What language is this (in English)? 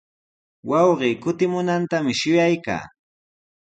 Sihuas Ancash Quechua